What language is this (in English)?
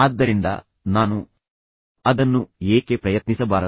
Kannada